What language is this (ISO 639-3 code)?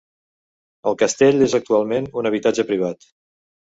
cat